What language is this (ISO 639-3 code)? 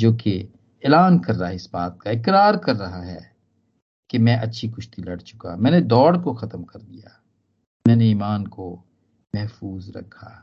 hin